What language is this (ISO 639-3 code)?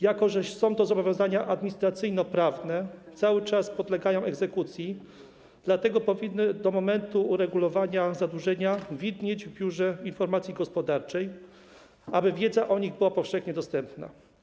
pol